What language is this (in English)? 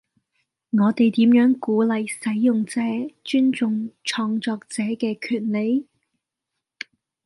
Cantonese